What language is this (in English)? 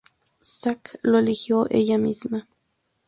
Spanish